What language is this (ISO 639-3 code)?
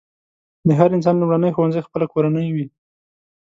pus